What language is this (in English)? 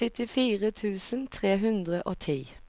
Norwegian